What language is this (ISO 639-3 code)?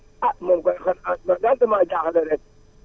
wol